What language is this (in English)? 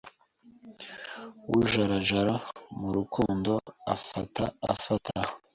Kinyarwanda